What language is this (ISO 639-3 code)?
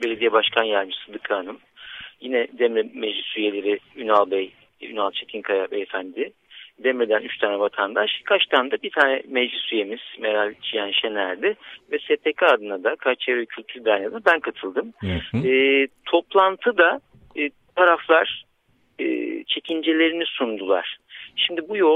tur